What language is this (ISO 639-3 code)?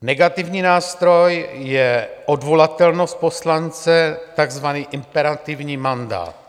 ces